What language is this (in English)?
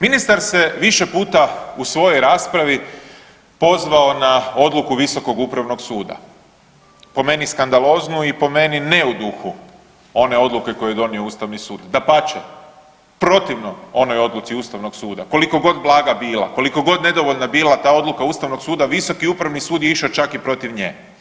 Croatian